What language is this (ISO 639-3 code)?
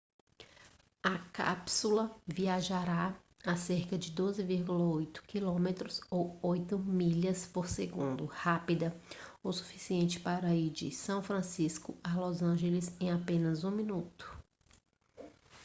por